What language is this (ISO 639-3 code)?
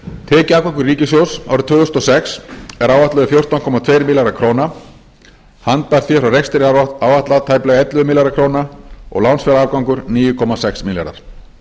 isl